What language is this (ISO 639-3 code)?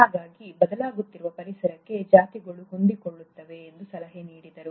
kan